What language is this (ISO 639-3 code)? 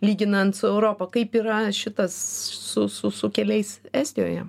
lit